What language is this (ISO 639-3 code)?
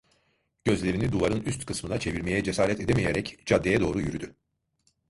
tur